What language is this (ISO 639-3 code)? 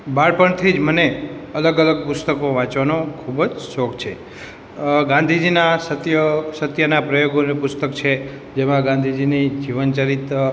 guj